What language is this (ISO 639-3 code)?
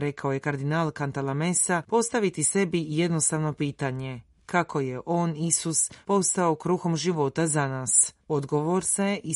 hrv